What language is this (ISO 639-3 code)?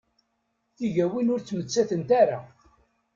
kab